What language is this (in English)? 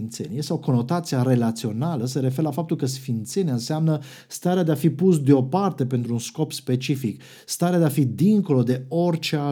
Romanian